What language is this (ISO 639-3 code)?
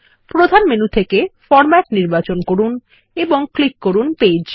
ben